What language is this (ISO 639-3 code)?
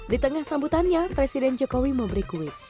ind